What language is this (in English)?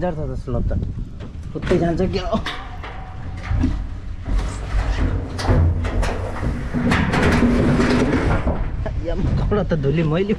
Nepali